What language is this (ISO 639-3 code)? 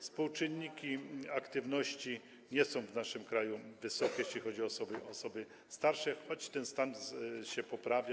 pol